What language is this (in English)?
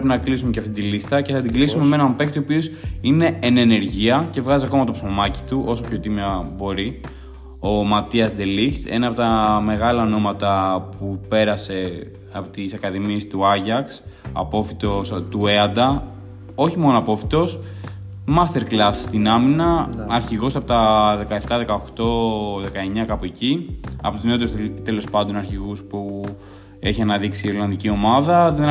Greek